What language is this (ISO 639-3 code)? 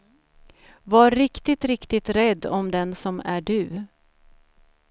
swe